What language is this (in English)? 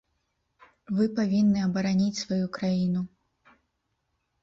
Belarusian